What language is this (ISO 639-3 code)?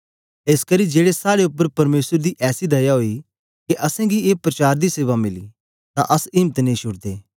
doi